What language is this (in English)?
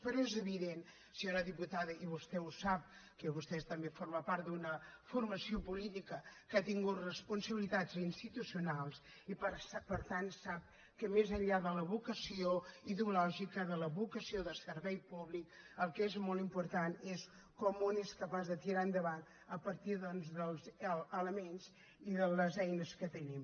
Catalan